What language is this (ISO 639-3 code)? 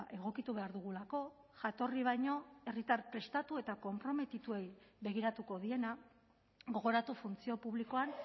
eus